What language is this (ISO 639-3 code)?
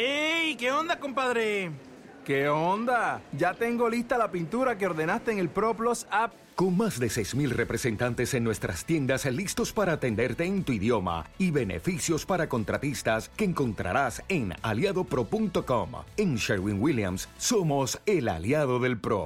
spa